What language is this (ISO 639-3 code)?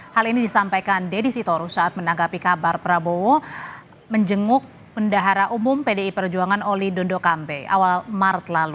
ind